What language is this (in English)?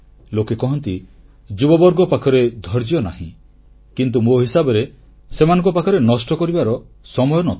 Odia